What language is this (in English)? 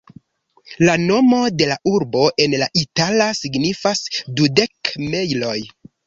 Esperanto